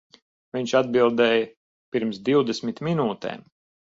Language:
Latvian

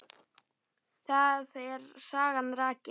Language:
Icelandic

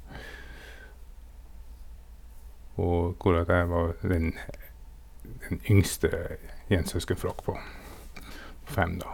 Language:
Norwegian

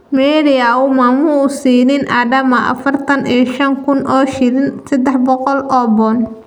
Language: Somali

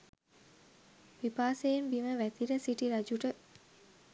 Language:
Sinhala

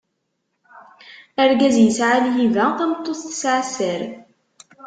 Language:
Kabyle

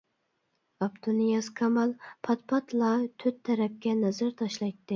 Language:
Uyghur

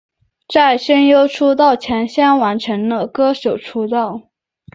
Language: Chinese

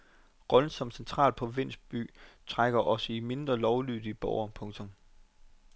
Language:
Danish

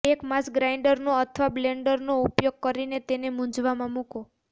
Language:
Gujarati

